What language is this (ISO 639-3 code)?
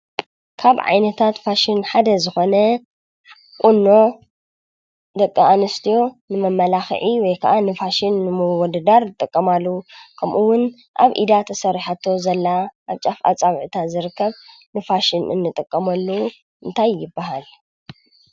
tir